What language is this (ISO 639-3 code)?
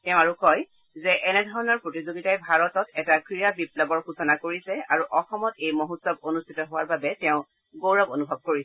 asm